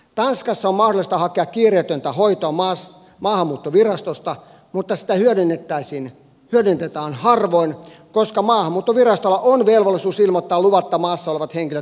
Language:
Finnish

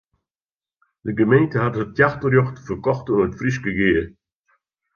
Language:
Western Frisian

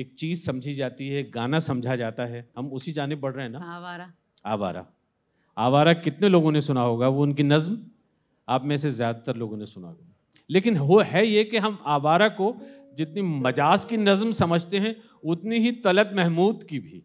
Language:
Urdu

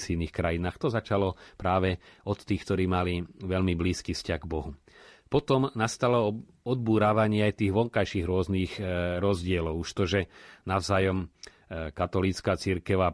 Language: Slovak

